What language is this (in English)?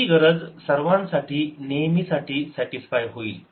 Marathi